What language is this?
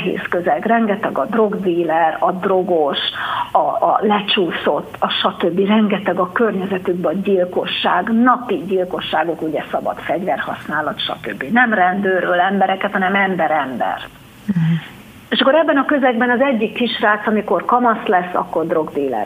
Hungarian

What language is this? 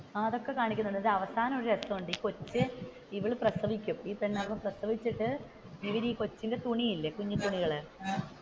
Malayalam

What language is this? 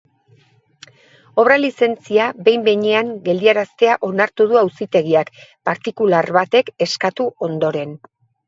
Basque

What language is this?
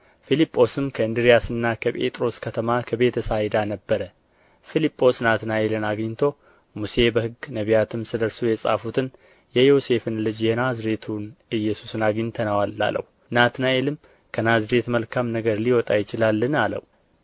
Amharic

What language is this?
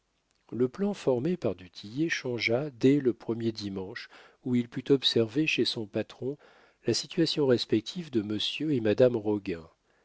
French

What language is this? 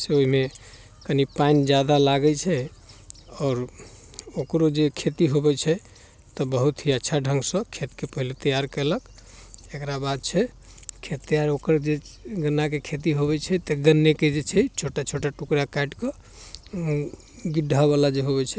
Maithili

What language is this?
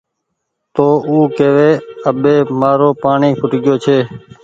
Goaria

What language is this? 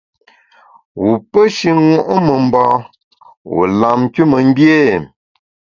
Bamun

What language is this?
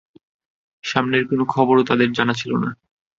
Bangla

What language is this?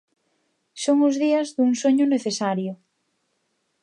Galician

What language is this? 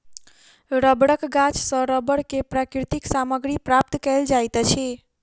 Maithili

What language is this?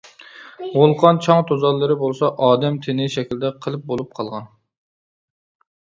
Uyghur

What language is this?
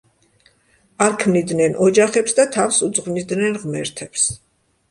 Georgian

